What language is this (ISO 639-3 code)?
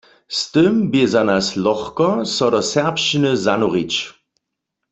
hsb